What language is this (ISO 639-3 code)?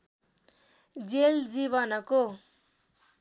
nep